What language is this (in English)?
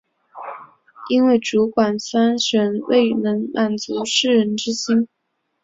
Chinese